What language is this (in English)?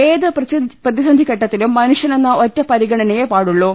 Malayalam